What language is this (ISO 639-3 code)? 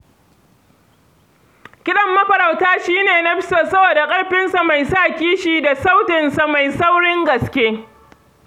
hau